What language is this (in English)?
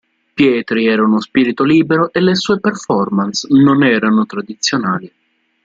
Italian